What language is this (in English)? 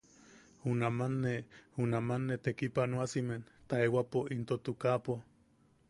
Yaqui